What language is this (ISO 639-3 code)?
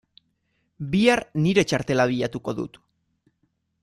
eus